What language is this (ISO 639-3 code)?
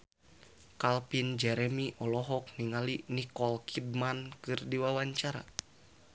sun